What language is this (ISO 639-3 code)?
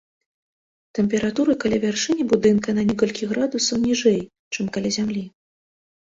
bel